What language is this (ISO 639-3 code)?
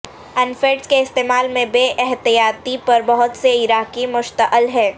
urd